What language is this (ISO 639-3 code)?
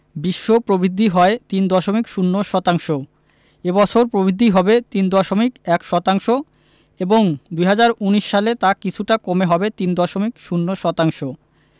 ben